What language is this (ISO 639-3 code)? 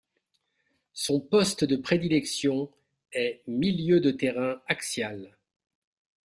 fra